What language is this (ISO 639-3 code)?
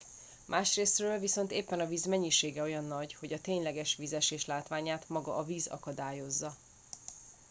hun